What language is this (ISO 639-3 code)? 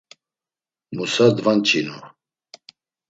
lzz